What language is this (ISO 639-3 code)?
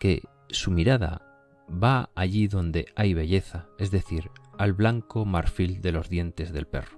spa